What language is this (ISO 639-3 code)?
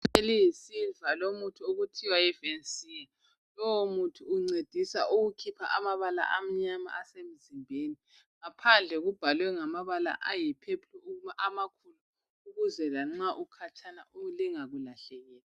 nde